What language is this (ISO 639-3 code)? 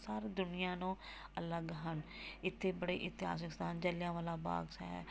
pan